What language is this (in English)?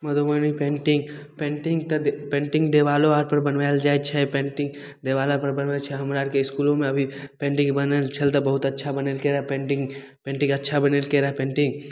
Maithili